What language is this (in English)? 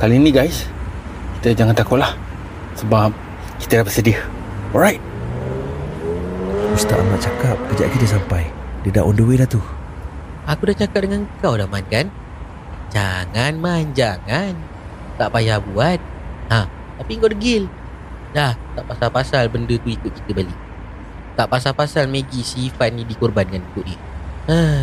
Malay